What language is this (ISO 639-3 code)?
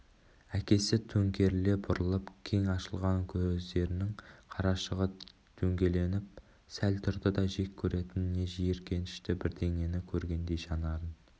kaz